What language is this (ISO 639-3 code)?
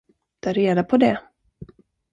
swe